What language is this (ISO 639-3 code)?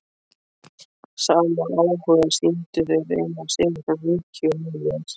isl